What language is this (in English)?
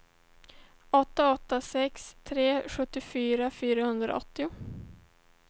Swedish